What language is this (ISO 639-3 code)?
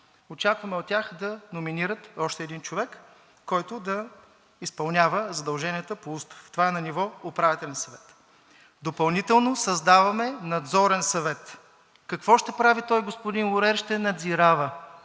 bul